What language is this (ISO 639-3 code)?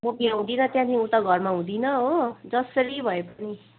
nep